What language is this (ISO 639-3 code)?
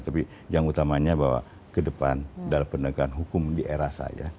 ind